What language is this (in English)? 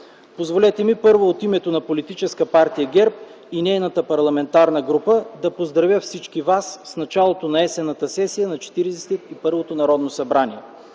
Bulgarian